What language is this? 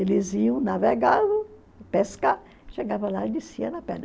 Portuguese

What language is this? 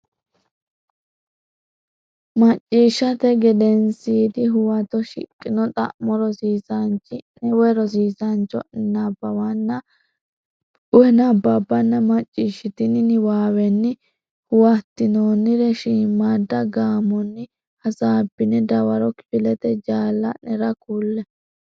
Sidamo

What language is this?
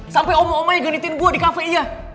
Indonesian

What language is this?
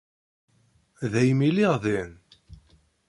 Kabyle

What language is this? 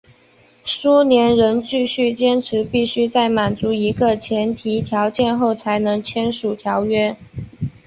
Chinese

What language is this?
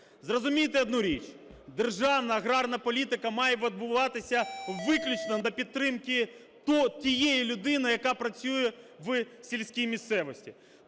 Ukrainian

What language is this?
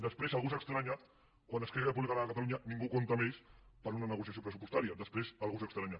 Catalan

